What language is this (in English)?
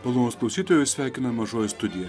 Lithuanian